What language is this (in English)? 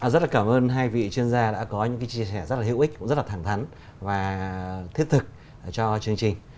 Vietnamese